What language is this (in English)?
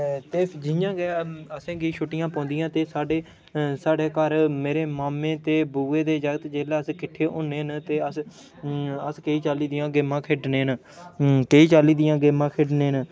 Dogri